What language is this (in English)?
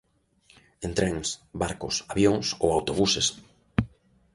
Galician